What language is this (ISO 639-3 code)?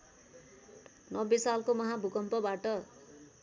nep